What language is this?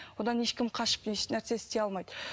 Kazakh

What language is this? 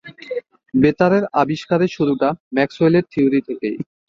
Bangla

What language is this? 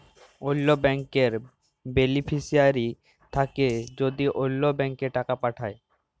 Bangla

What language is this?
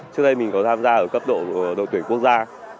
Vietnamese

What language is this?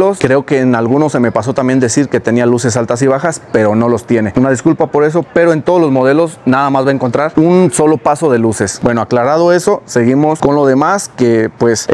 Spanish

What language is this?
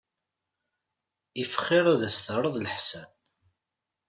Kabyle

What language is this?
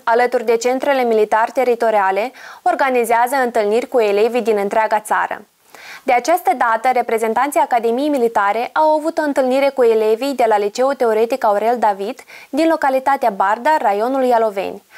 Romanian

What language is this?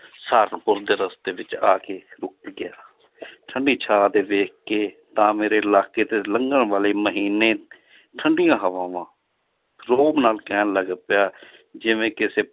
Punjabi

